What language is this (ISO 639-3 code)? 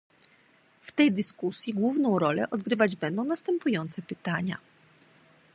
pol